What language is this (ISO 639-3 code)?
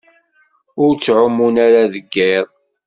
kab